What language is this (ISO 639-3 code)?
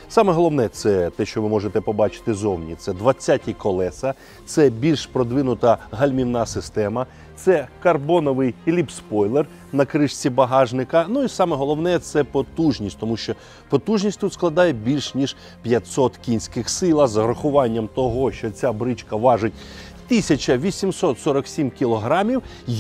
ukr